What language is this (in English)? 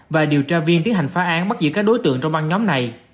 Vietnamese